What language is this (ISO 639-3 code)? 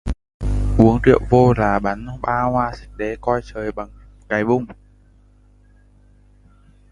vie